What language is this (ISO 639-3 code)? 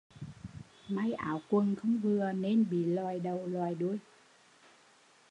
vie